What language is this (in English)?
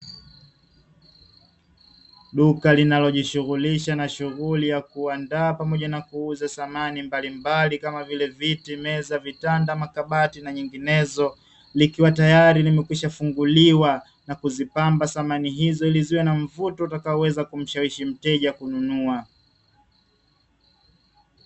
Swahili